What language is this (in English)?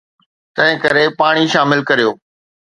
Sindhi